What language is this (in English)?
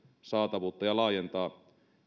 Finnish